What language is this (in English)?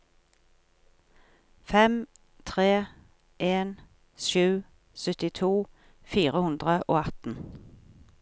Norwegian